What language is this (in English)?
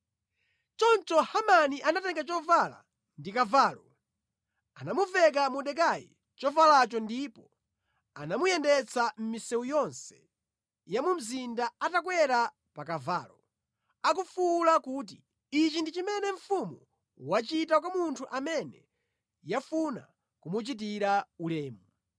Nyanja